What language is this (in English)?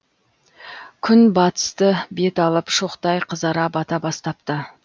Kazakh